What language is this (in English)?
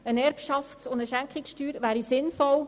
Swiss German